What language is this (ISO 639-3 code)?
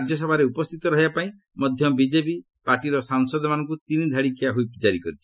ori